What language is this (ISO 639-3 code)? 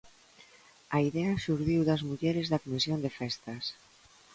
glg